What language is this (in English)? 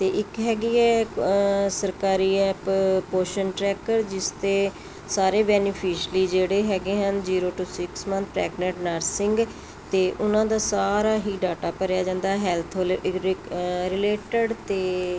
Punjabi